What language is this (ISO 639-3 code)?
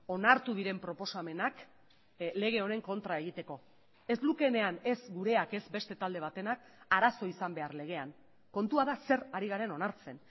eus